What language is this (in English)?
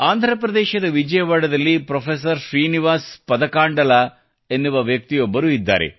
Kannada